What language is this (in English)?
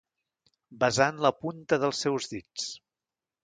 Catalan